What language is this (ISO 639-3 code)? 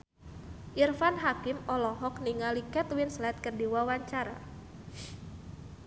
sun